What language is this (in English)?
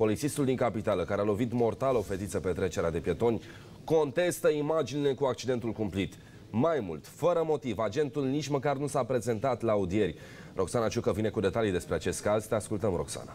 Romanian